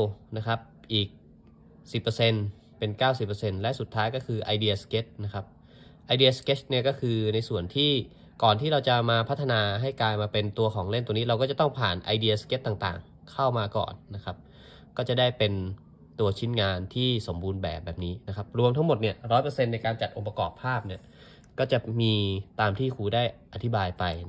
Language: Thai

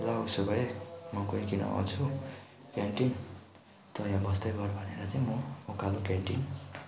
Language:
Nepali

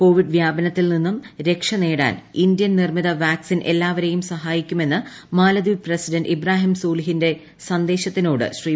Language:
Malayalam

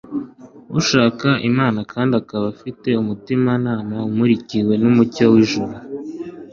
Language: Kinyarwanda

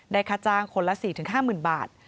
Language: Thai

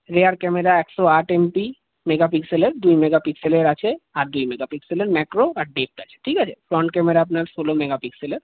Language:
Bangla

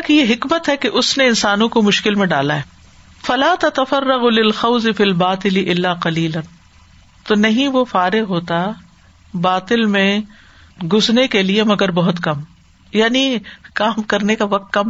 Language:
Urdu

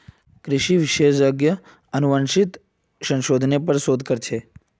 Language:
Magahi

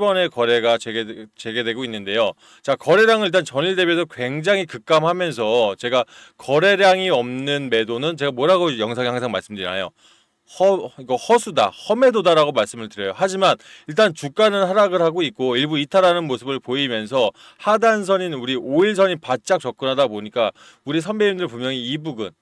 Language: Korean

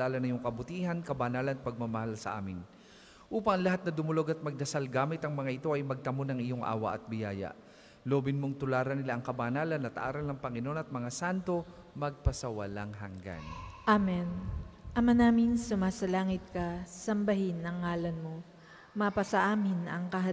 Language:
Filipino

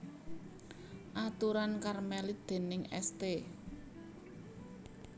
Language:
Javanese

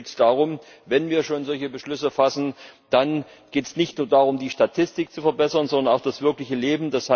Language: German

